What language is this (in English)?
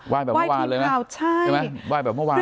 Thai